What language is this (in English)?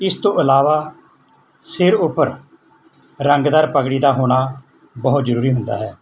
Punjabi